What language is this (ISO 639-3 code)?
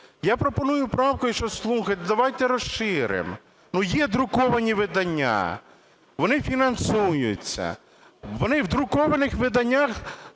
ukr